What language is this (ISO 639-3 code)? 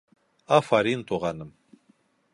bak